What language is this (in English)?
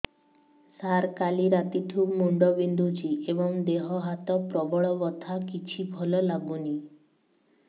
Odia